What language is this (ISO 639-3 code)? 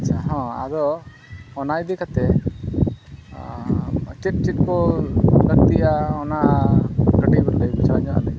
sat